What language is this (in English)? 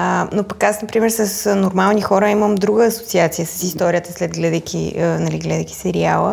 Bulgarian